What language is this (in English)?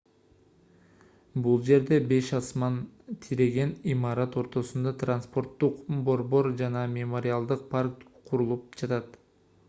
Kyrgyz